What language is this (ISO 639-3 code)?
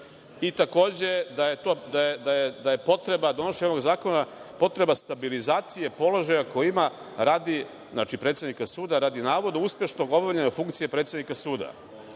srp